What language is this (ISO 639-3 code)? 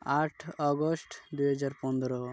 ori